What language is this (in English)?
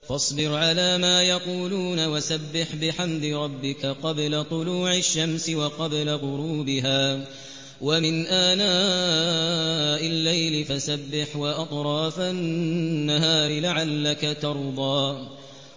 Arabic